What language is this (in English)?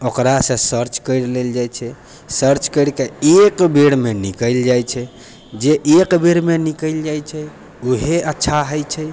Maithili